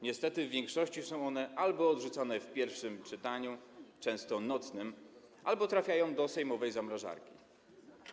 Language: Polish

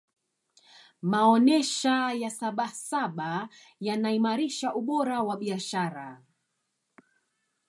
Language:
Swahili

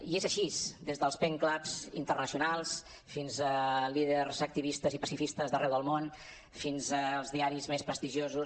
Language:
Catalan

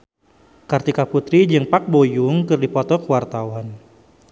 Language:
Sundanese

